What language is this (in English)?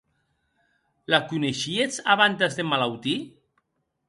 Occitan